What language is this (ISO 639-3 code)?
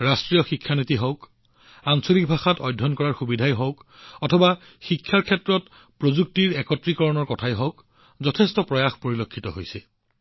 asm